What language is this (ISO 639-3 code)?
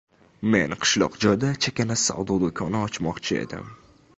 uzb